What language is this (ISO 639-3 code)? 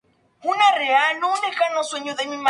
spa